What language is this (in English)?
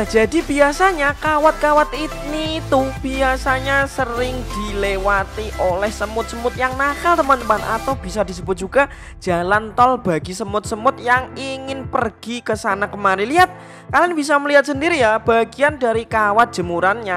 Indonesian